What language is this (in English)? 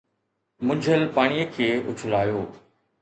Sindhi